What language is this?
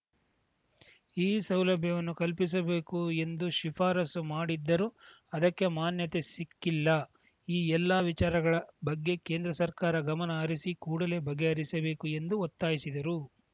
Kannada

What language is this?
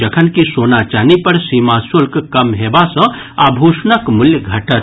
Maithili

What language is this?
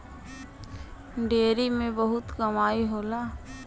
Bhojpuri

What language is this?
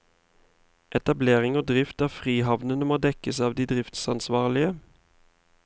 Norwegian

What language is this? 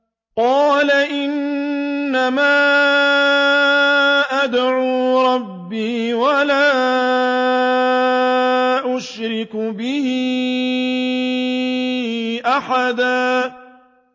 Arabic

